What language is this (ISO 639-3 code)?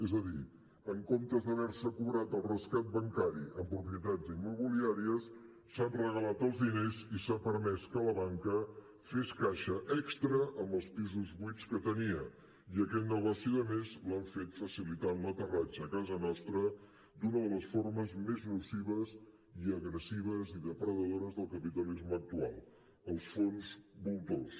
cat